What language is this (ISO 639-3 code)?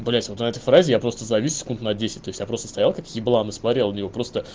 rus